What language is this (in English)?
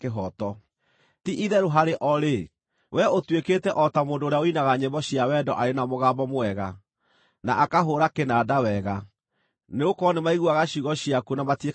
Kikuyu